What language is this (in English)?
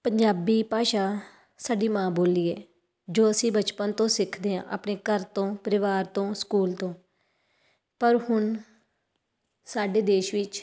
Punjabi